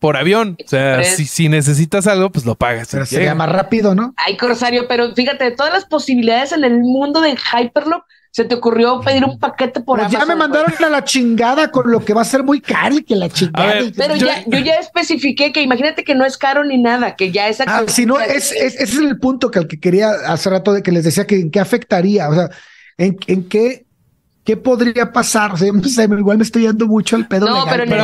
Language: Spanish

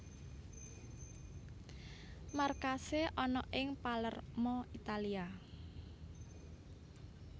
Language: Javanese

